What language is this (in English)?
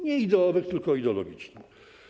Polish